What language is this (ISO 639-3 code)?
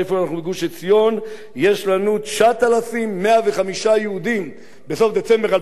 heb